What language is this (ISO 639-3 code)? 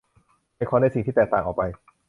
tha